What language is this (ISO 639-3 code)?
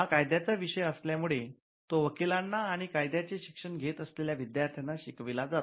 mar